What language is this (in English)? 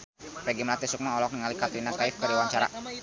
Sundanese